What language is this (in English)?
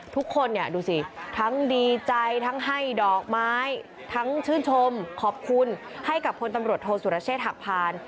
Thai